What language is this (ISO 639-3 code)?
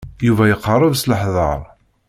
kab